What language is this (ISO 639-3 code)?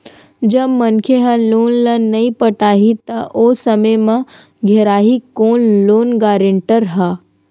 hne